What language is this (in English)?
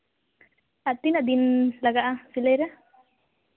Santali